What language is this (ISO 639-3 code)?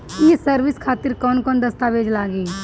bho